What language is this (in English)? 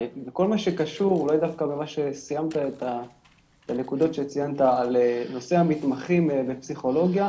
Hebrew